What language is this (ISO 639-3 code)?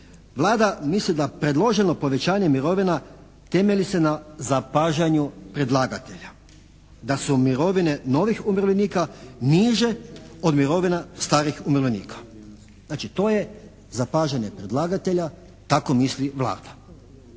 hrv